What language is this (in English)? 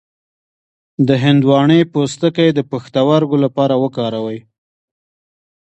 Pashto